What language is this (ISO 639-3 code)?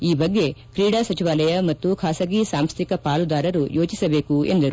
kan